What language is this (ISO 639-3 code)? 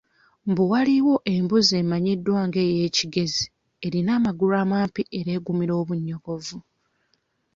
lug